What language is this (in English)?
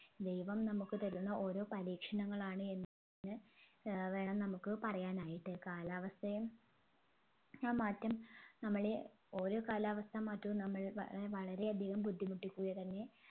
Malayalam